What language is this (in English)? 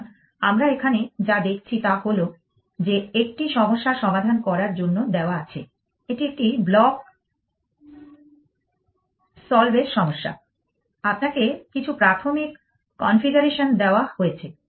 Bangla